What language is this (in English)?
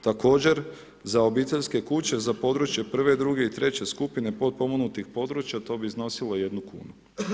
Croatian